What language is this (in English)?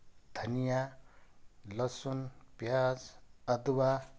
Nepali